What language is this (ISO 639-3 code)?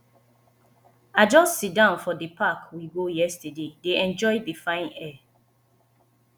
pcm